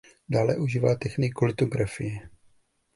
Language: Czech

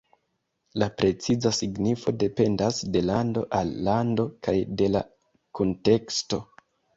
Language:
Esperanto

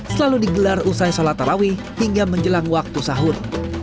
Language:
Indonesian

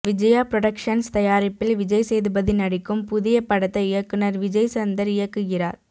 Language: Tamil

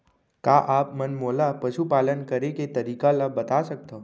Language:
Chhattisgarhi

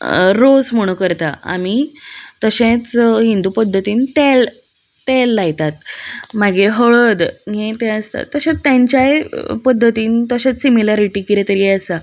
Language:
Konkani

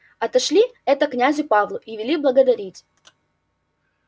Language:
Russian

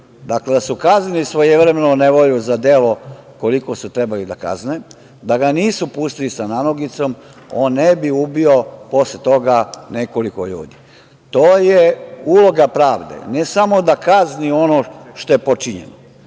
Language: Serbian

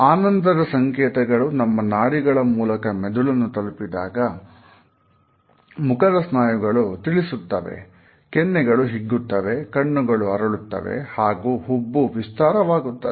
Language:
Kannada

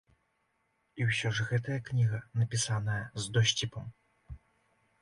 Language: Belarusian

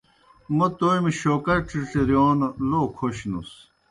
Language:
Kohistani Shina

